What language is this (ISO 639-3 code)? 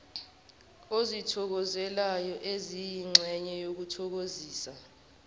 zul